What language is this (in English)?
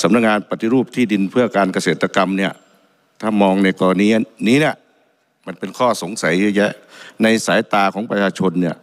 Thai